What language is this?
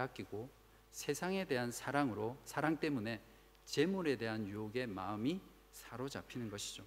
Korean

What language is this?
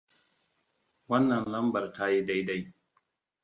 Hausa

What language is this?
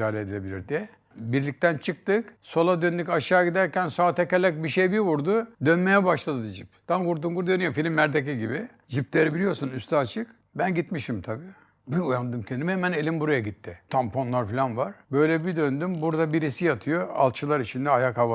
Turkish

